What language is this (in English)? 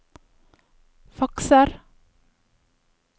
Norwegian